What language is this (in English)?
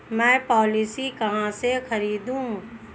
Hindi